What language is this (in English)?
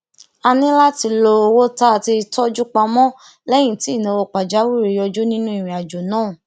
Yoruba